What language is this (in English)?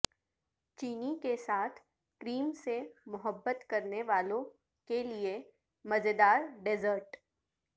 Urdu